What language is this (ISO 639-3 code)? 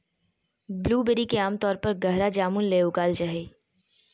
mag